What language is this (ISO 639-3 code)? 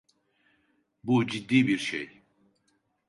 tur